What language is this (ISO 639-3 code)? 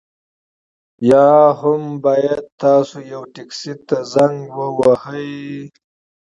pus